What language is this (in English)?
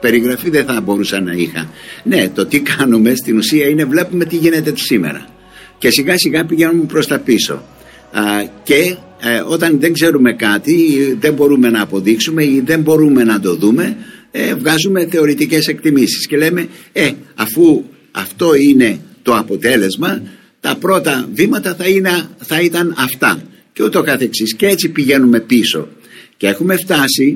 Greek